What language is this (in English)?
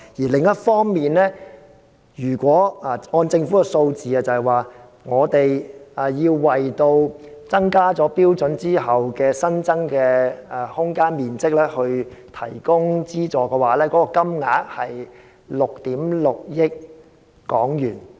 Cantonese